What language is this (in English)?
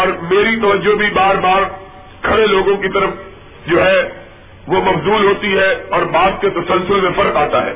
Urdu